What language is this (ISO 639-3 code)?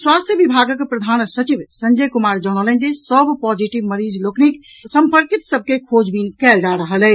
mai